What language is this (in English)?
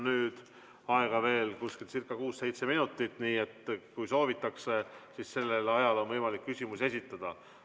Estonian